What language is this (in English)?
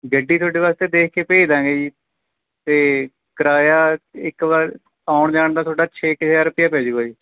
Punjabi